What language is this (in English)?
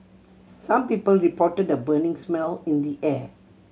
English